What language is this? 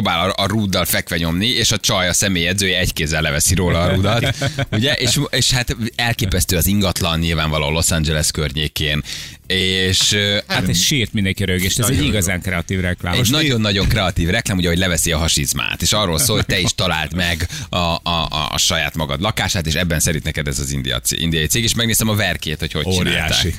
Hungarian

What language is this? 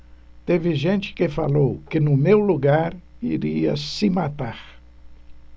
Portuguese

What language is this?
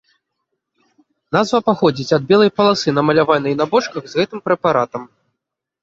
Belarusian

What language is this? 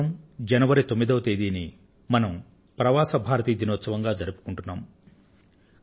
Telugu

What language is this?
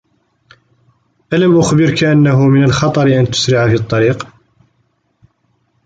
Arabic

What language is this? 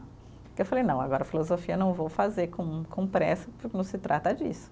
Portuguese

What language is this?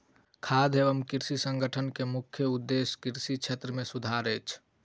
Maithili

